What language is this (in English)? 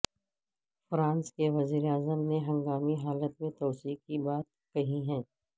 Urdu